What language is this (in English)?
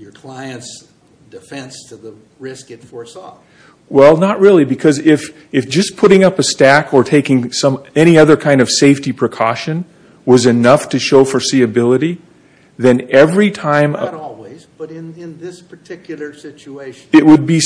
English